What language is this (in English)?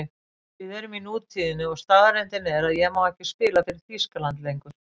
Icelandic